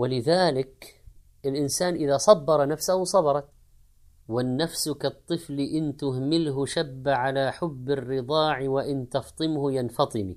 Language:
Arabic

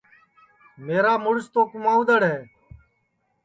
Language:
Sansi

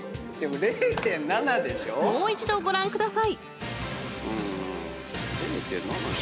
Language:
Japanese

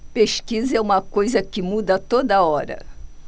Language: Portuguese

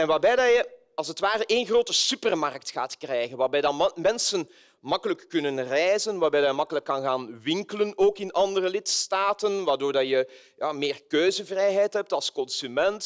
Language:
Dutch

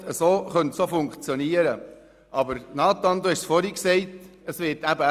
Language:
Swiss German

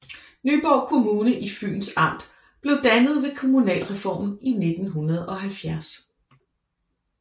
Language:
Danish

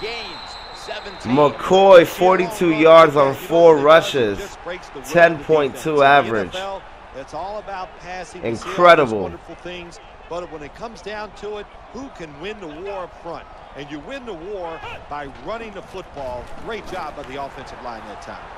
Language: English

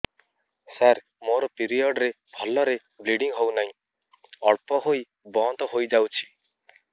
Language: Odia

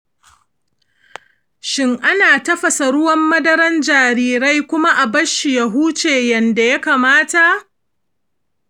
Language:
Hausa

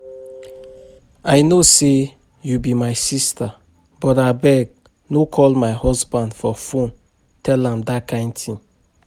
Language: Nigerian Pidgin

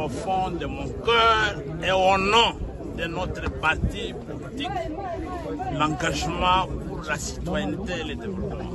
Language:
French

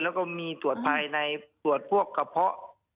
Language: Thai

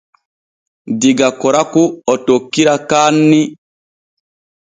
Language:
Borgu Fulfulde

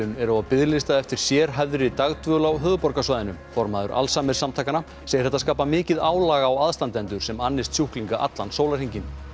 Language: Icelandic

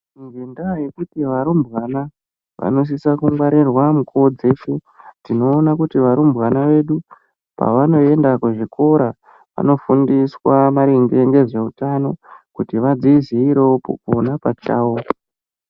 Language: Ndau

